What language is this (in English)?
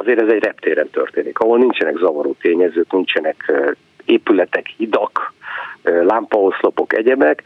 Hungarian